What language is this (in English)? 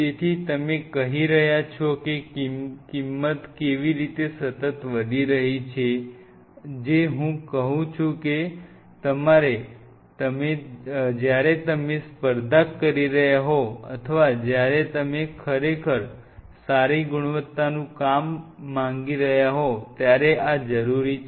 Gujarati